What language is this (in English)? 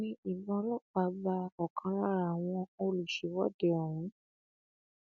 Yoruba